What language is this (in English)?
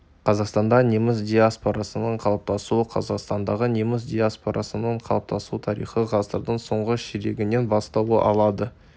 Kazakh